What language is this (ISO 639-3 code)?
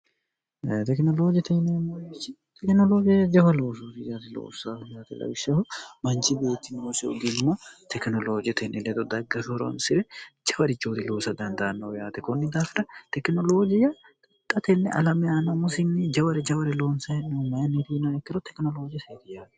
sid